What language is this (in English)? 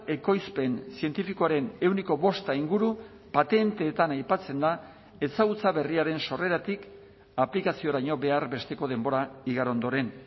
Basque